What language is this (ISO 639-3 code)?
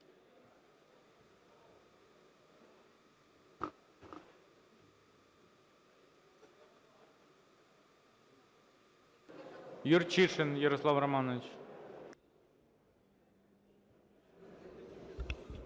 ukr